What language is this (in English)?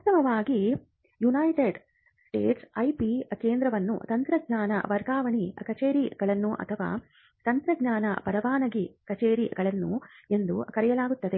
Kannada